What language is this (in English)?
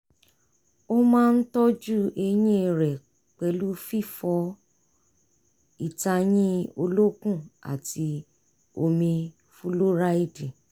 Yoruba